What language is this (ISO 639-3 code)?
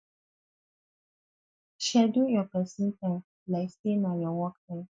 pcm